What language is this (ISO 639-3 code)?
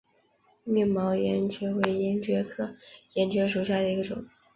zho